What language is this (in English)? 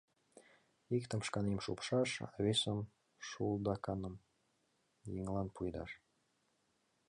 Mari